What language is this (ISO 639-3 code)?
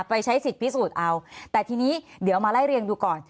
tha